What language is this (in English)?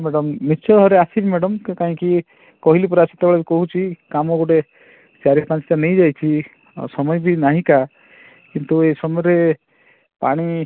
Odia